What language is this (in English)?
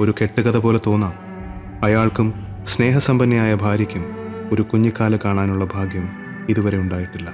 Malayalam